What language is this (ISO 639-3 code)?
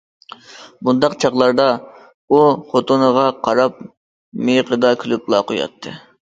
uig